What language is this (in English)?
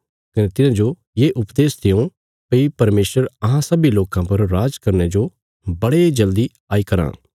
Bilaspuri